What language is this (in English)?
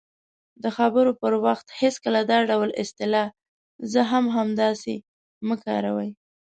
Pashto